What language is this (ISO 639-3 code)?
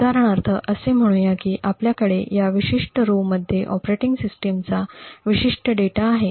mar